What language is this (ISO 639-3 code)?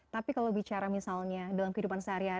ind